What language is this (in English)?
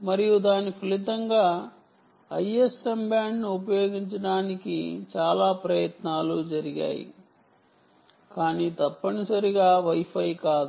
Telugu